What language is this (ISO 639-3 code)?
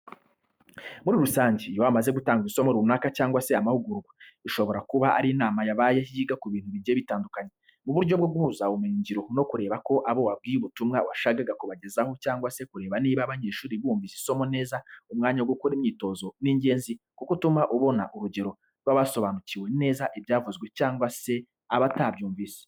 kin